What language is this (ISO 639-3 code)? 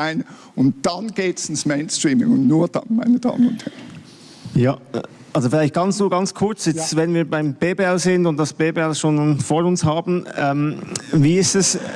deu